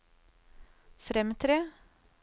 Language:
Norwegian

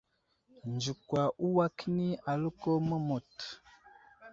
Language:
Wuzlam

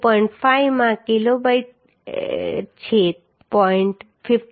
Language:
Gujarati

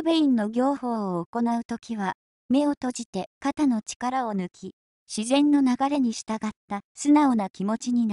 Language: Japanese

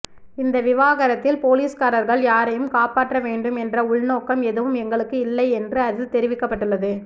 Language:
Tamil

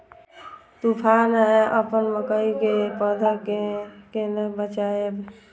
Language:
Maithili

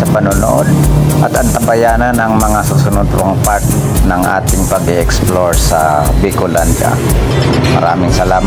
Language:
Filipino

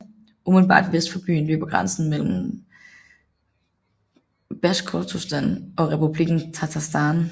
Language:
Danish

